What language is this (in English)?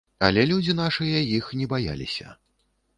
Belarusian